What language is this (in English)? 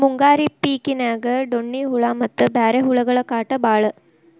Kannada